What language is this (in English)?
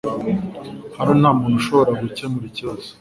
Kinyarwanda